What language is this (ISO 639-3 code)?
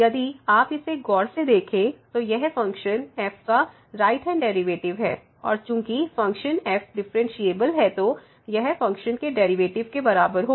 hin